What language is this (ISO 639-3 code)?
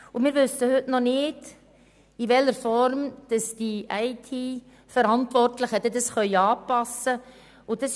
gsw